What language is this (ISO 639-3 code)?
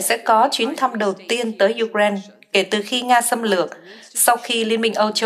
vie